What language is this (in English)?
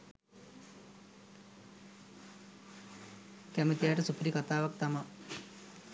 Sinhala